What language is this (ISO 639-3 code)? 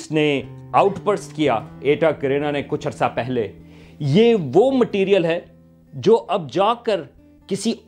urd